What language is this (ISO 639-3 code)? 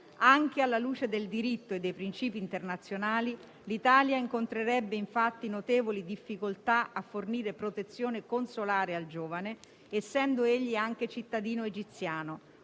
ita